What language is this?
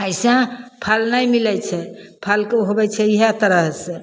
Maithili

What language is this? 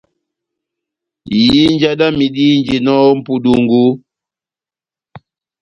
Batanga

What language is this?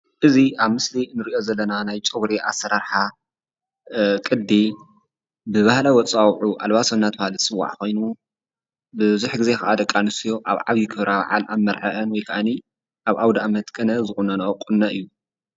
Tigrinya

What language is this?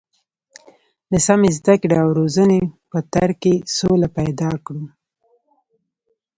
Pashto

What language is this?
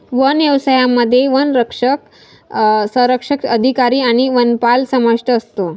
Marathi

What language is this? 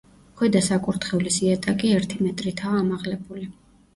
Georgian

